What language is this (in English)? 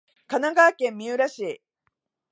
Japanese